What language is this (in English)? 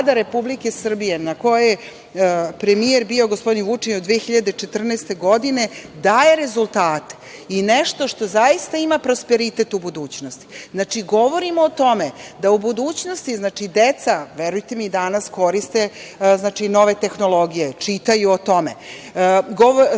Serbian